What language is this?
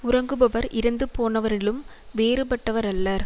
Tamil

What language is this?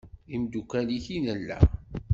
Kabyle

